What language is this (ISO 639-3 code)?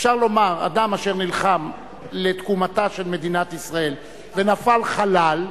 heb